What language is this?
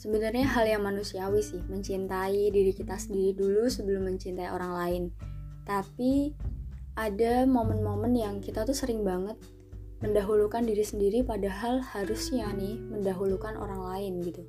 Indonesian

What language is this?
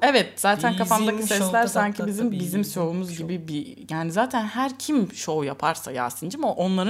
Turkish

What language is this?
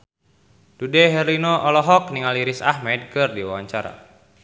Sundanese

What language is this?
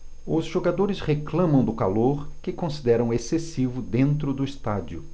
Portuguese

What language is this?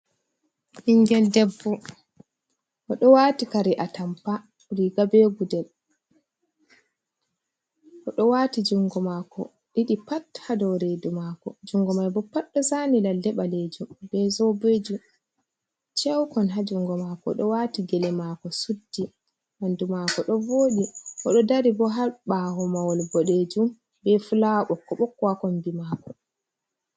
Fula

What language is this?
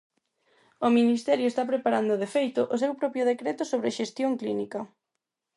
Galician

